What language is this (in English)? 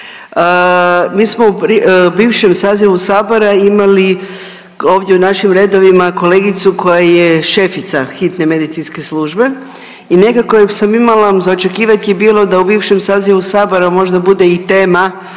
Croatian